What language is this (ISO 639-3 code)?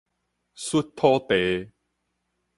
nan